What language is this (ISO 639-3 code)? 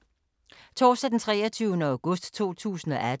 dan